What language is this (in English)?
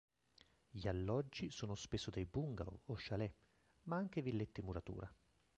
Italian